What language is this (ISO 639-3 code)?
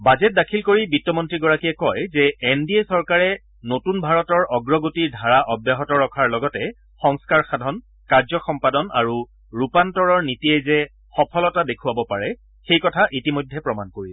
asm